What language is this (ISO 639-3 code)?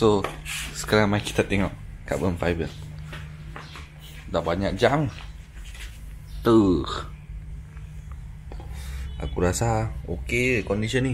msa